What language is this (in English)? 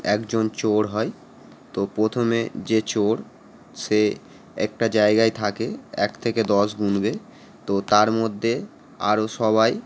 Bangla